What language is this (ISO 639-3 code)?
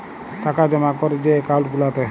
ben